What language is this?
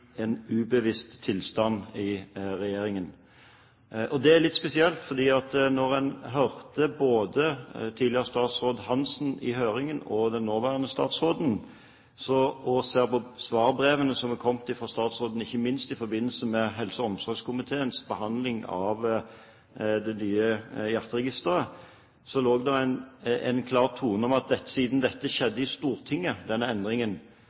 Norwegian Bokmål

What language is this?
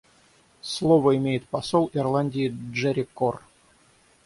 Russian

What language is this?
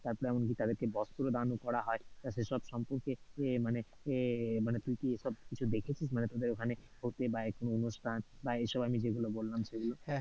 Bangla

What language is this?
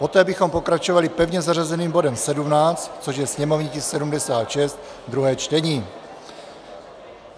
Czech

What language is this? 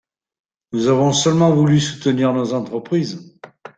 French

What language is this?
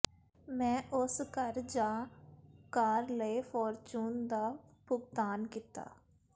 Punjabi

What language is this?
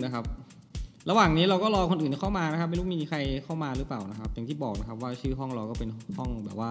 Thai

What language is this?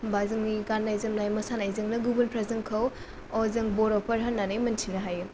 Bodo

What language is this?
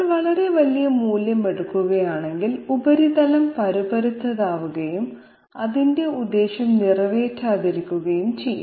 Malayalam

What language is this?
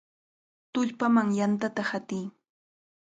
Cajatambo North Lima Quechua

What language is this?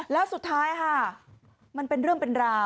Thai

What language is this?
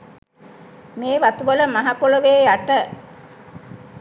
Sinhala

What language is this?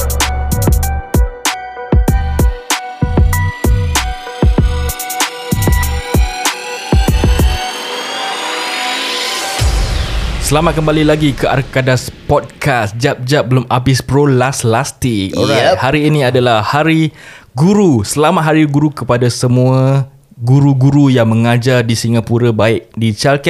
Malay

